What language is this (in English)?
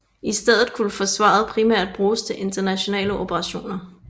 Danish